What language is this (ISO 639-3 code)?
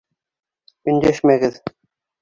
bak